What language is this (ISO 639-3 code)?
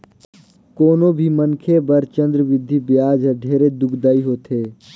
hne